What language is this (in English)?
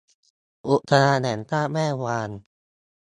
Thai